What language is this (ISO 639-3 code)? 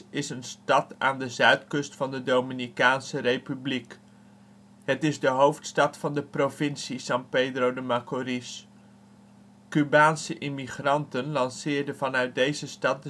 nld